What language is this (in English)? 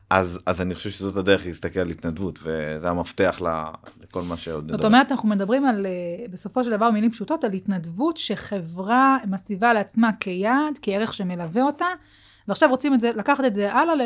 Hebrew